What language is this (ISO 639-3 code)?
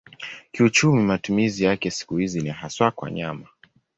swa